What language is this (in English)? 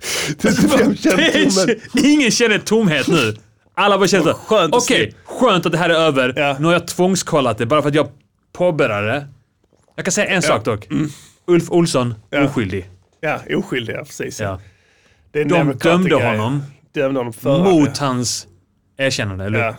Swedish